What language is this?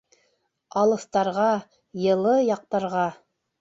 Bashkir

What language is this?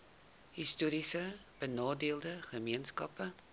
Afrikaans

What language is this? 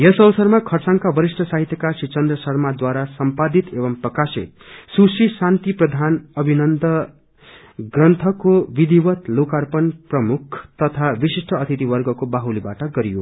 Nepali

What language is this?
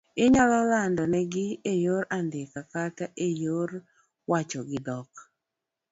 Luo (Kenya and Tanzania)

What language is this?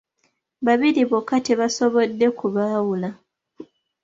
Ganda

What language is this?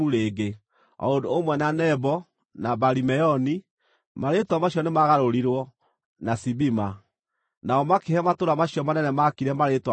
Kikuyu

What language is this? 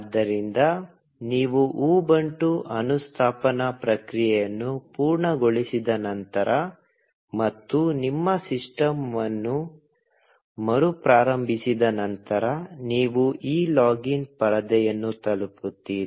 Kannada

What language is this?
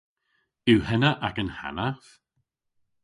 Cornish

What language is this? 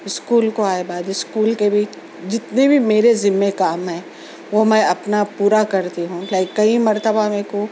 Urdu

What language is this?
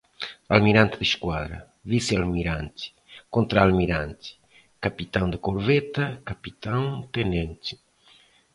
Portuguese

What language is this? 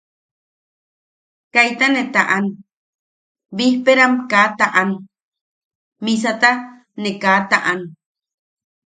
Yaqui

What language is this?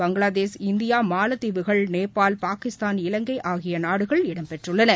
Tamil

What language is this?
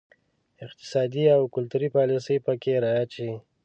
Pashto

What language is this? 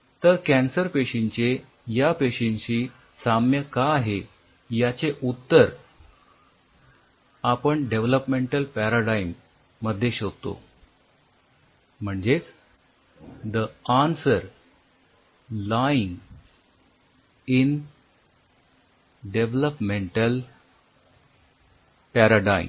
Marathi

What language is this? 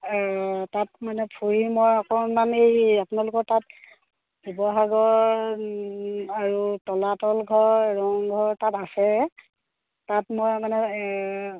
Assamese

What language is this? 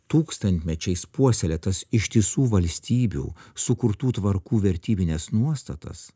Lithuanian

